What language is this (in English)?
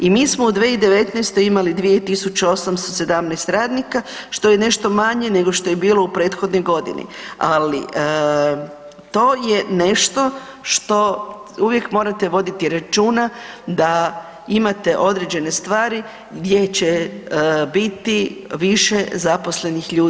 Croatian